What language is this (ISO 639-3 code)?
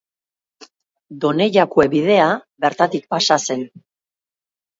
eus